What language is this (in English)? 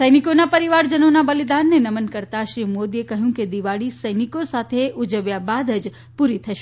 Gujarati